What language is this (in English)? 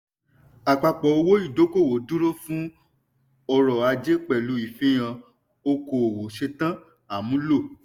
Yoruba